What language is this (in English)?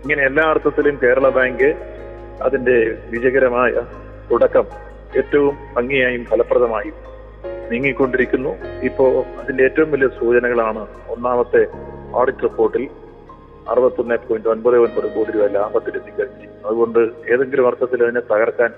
Malayalam